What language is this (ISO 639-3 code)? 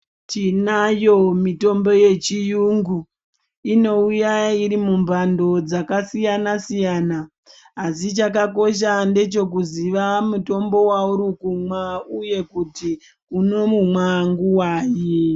ndc